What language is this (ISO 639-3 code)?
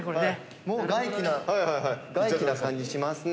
jpn